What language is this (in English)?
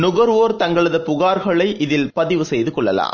Tamil